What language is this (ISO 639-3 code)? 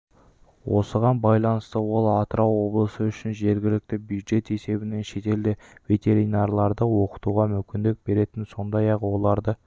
kaz